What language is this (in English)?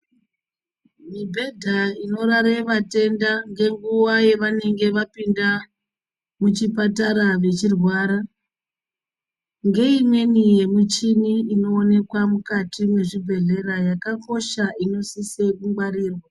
Ndau